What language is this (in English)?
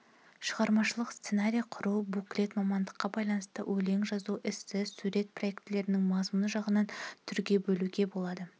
Kazakh